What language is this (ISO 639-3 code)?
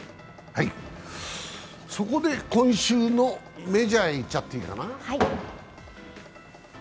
jpn